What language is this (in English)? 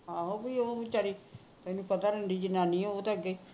Punjabi